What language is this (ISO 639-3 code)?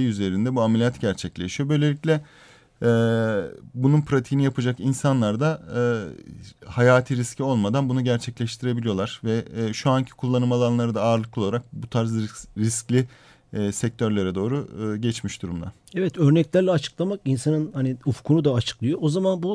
tur